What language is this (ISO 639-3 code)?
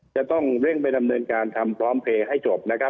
tha